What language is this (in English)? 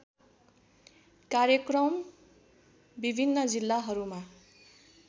Nepali